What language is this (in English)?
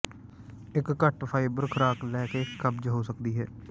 Punjabi